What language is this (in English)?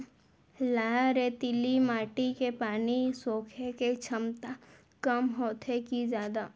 Chhattisgarhi